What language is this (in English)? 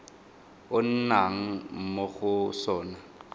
Tswana